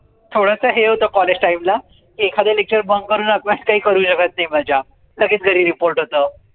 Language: Marathi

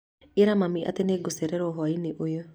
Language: Kikuyu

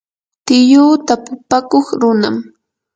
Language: Yanahuanca Pasco Quechua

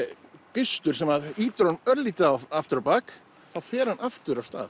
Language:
Icelandic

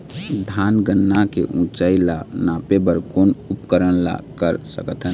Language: Chhattisgarhi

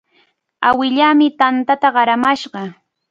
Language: Cajatambo North Lima Quechua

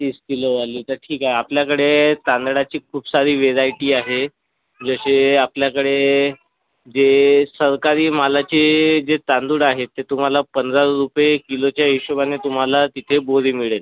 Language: Marathi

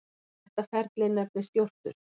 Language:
Icelandic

